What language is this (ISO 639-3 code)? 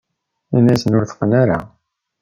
kab